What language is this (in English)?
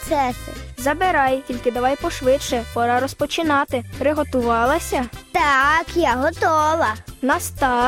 Ukrainian